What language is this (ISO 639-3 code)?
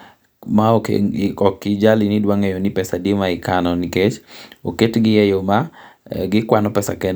luo